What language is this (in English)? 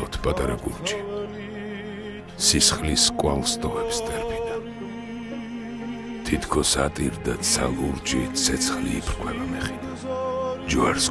Romanian